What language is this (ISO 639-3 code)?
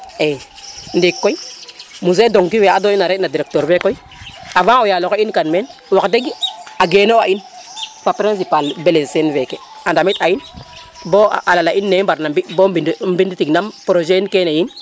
srr